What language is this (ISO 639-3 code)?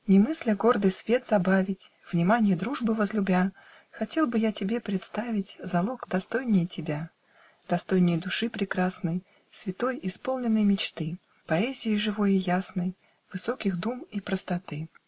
rus